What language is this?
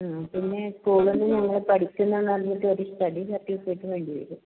Malayalam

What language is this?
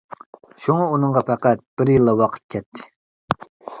Uyghur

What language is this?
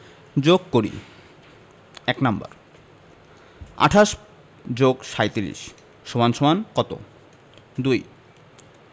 Bangla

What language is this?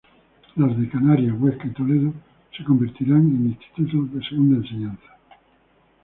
Spanish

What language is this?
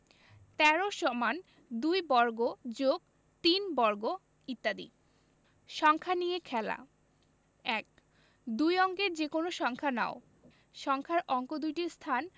Bangla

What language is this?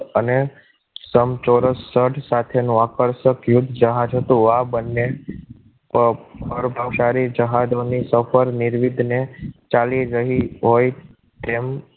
Gujarati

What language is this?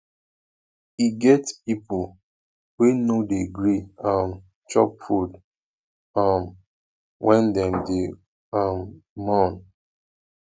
Nigerian Pidgin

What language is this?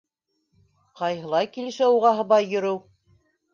Bashkir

